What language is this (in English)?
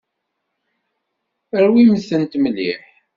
Kabyle